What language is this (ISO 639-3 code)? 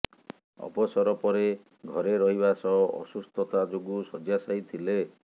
ori